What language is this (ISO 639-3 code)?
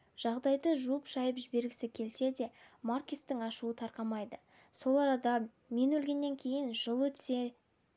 kaz